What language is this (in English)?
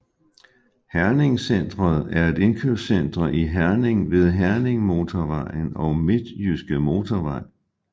Danish